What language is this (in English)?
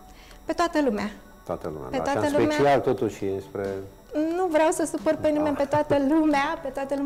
Romanian